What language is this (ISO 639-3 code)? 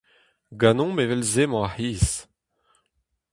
bre